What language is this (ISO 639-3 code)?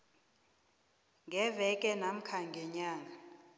nbl